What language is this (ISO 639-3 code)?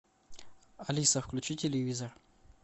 rus